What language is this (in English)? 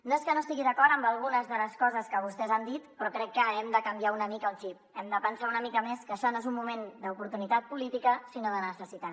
Catalan